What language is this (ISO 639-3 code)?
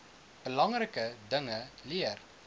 afr